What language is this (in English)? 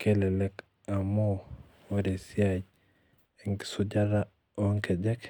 Masai